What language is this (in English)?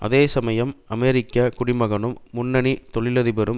Tamil